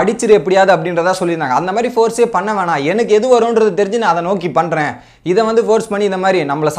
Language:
Korean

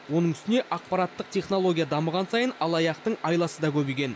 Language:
Kazakh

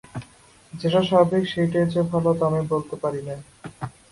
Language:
Bangla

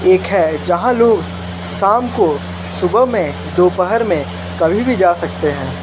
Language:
Hindi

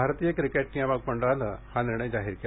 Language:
Marathi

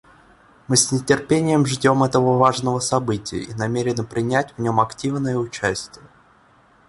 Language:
Russian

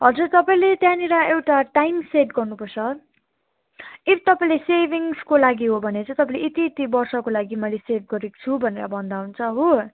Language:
Nepali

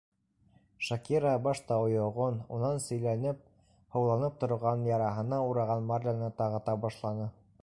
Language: Bashkir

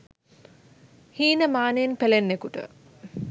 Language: Sinhala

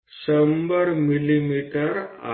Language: Gujarati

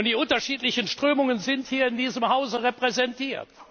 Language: German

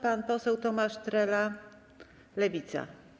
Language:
Polish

